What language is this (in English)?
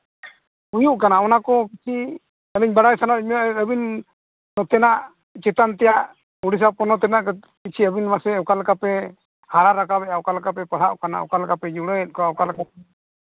Santali